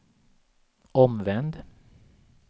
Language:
Swedish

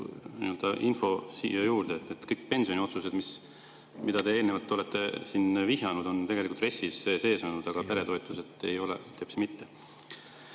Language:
Estonian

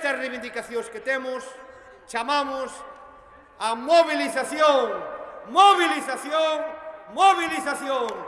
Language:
Spanish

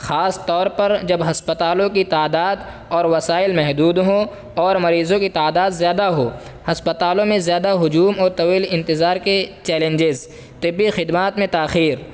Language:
Urdu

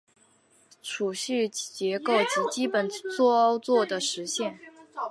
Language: Chinese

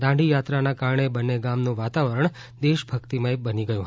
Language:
Gujarati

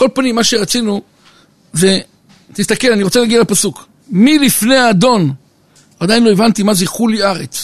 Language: Hebrew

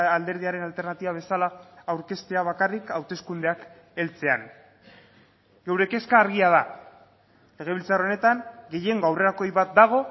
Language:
Basque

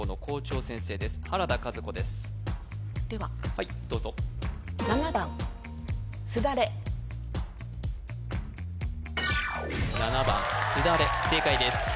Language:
Japanese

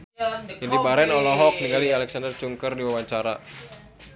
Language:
Sundanese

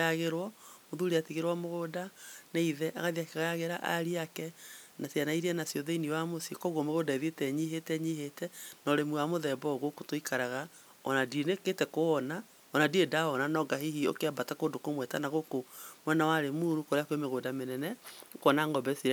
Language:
Kikuyu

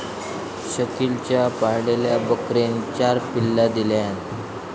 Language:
Marathi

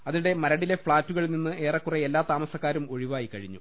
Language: Malayalam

